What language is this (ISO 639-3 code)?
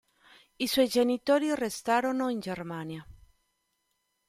ita